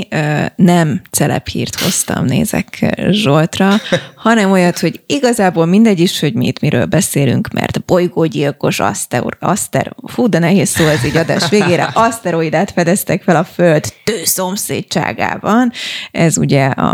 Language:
Hungarian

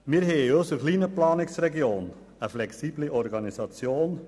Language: Swiss German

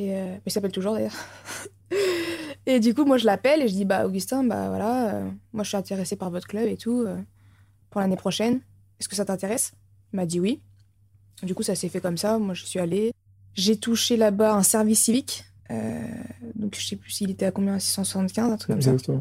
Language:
French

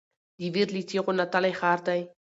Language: Pashto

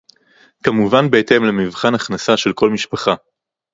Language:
Hebrew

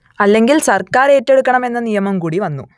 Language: Malayalam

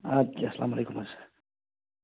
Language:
Kashmiri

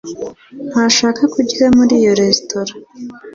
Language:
Kinyarwanda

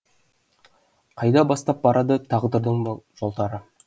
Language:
Kazakh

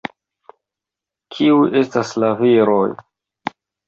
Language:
Esperanto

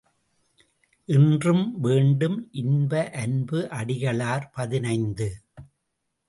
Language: Tamil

